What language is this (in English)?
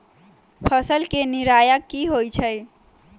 Magahi